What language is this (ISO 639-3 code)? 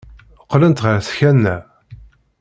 kab